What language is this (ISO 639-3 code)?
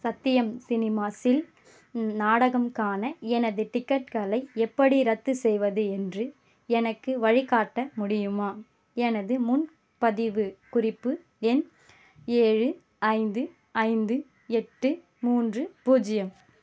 tam